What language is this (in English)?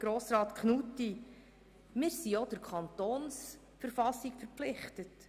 Swiss German